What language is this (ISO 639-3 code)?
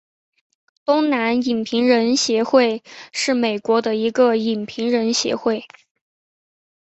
zho